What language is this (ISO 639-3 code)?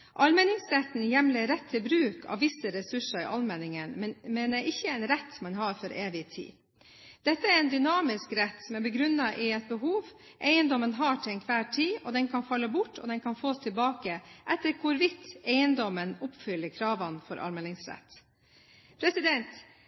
nob